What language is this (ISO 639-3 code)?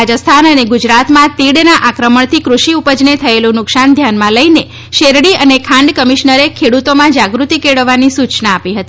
guj